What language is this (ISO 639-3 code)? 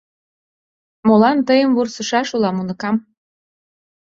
chm